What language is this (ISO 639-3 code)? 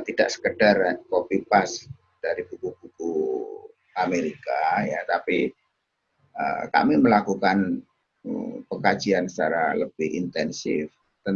ind